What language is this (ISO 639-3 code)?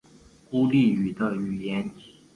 zho